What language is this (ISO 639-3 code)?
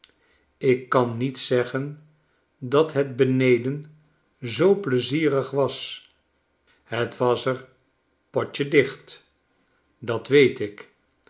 nld